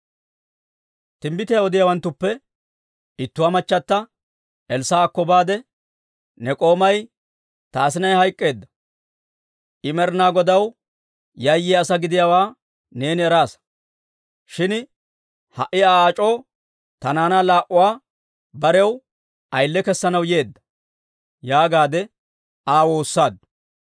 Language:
Dawro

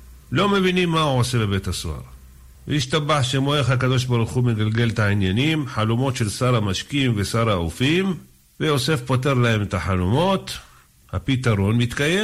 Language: Hebrew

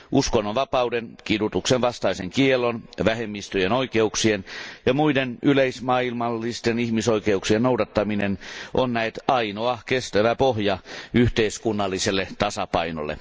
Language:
Finnish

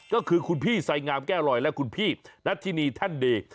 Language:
Thai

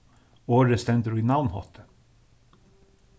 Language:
Faroese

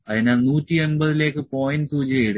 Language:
Malayalam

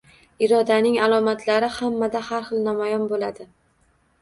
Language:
Uzbek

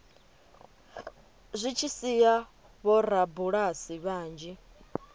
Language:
Venda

